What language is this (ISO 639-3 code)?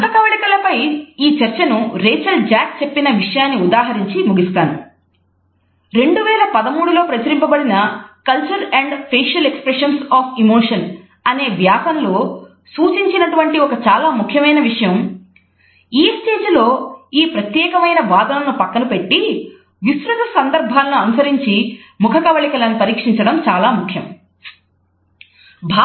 tel